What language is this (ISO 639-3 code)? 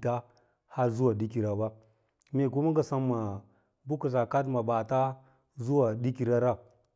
lla